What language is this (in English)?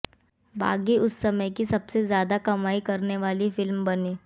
Hindi